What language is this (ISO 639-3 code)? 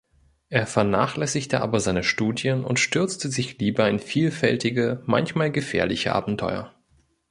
deu